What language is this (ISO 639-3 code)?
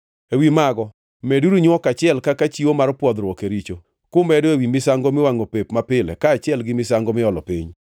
luo